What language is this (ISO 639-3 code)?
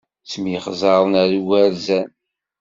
kab